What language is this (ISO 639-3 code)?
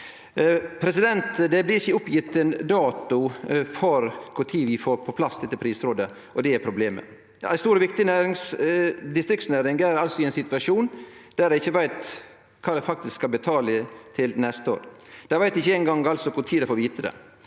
nor